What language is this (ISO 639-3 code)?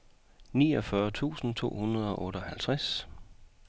dan